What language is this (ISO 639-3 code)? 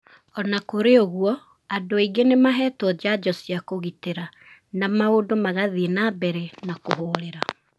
kik